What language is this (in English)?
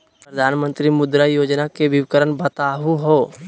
Magahi